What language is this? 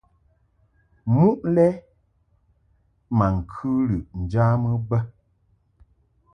Mungaka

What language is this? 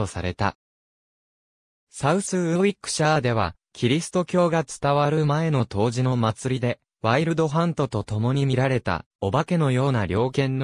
Japanese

